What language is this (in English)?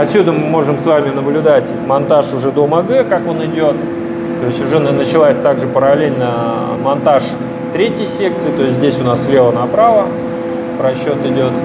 Russian